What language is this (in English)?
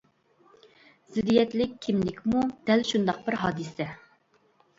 Uyghur